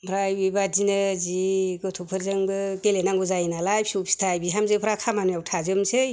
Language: Bodo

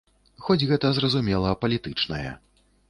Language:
Belarusian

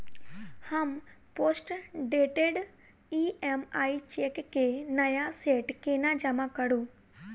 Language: Maithili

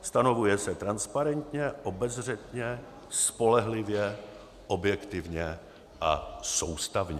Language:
Czech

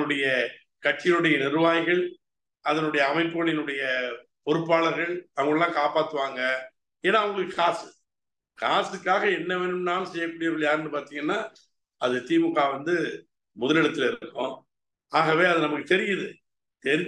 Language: Arabic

